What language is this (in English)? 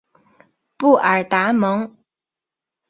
Chinese